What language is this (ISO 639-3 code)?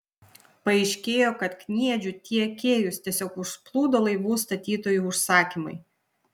lit